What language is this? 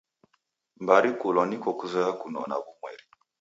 Taita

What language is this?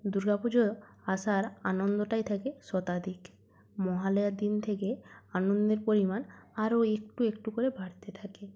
Bangla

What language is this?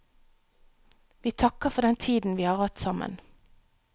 Norwegian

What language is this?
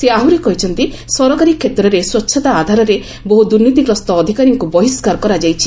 Odia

